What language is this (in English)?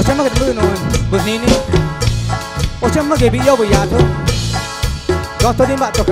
Spanish